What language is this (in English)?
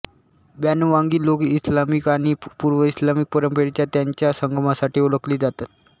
Marathi